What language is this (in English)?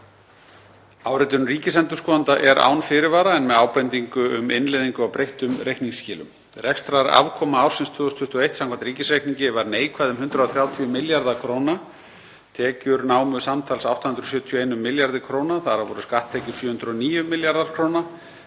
Icelandic